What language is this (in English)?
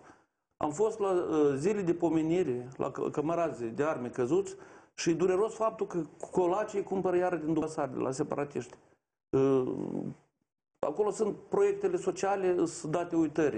Romanian